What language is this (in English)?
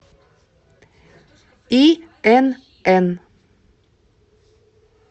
Russian